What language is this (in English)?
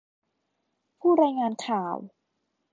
Thai